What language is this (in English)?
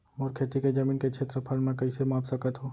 Chhattisgarhi